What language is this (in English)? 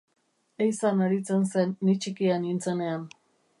Basque